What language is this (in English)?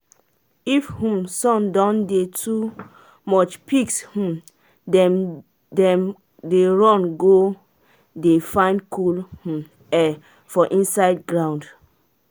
Nigerian Pidgin